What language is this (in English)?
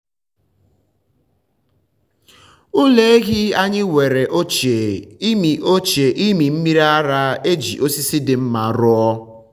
Igbo